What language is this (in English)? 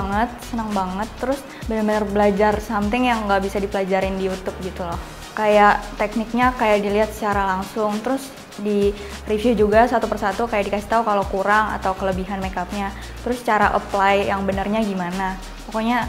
Indonesian